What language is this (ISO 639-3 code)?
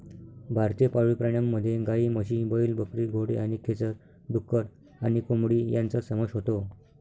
mar